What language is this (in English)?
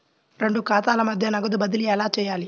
Telugu